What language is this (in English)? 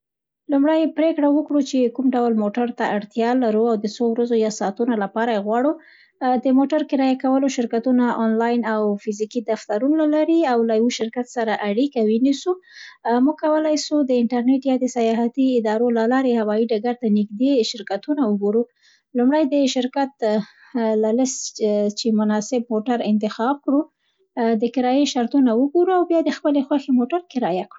Central Pashto